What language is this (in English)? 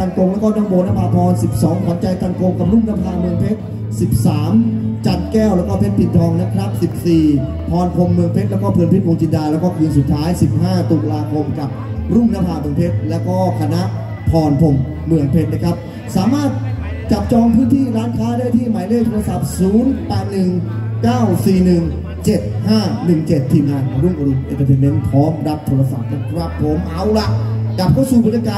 Thai